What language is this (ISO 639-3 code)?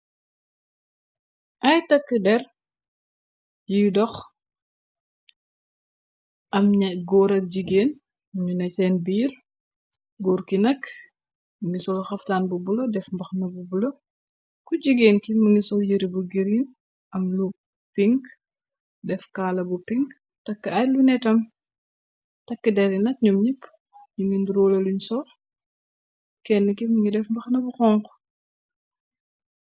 wol